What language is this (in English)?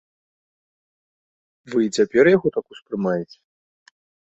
Belarusian